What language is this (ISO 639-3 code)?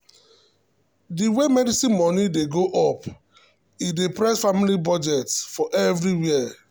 pcm